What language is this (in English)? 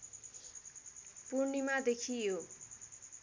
Nepali